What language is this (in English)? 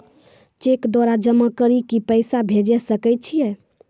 Maithili